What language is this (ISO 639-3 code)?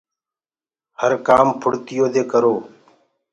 ggg